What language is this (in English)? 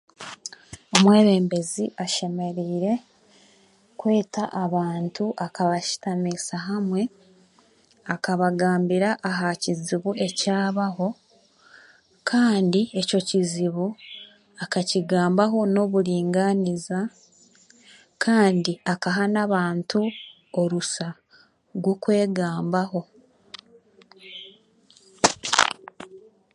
Chiga